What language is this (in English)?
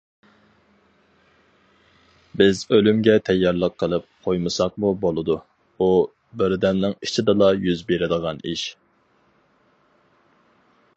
Uyghur